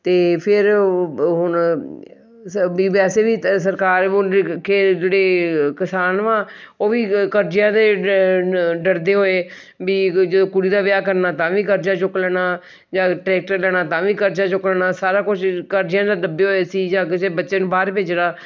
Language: Punjabi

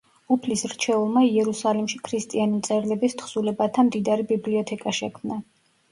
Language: Georgian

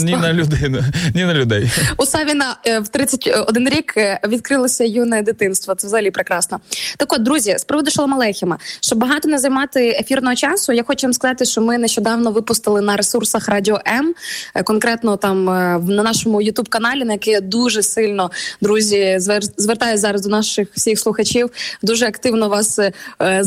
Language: Ukrainian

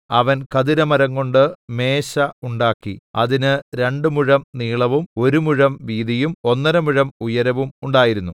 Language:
Malayalam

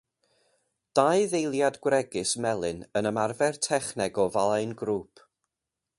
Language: Welsh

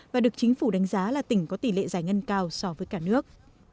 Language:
Vietnamese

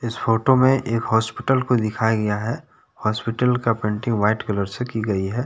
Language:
Hindi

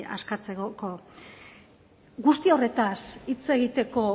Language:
Basque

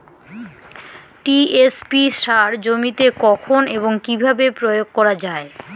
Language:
Bangla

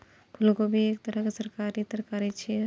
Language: Maithili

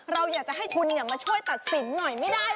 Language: Thai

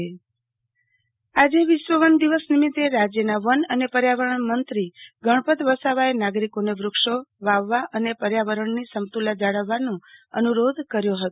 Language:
Gujarati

